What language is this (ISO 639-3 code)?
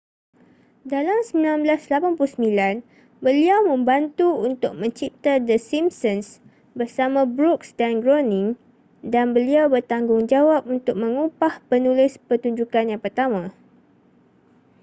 msa